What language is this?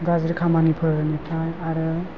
Bodo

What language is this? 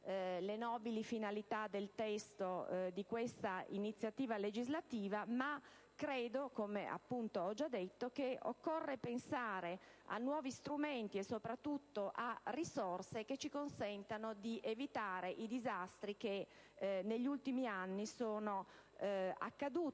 Italian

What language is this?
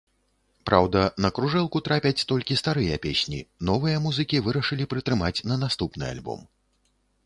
Belarusian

